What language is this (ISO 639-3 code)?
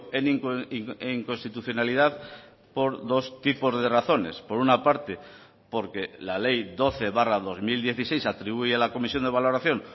spa